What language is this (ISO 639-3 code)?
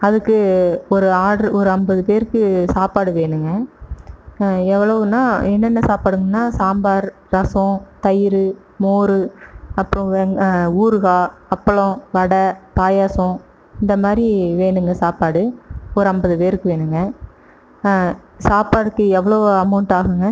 tam